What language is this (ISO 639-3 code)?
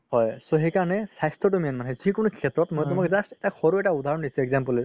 asm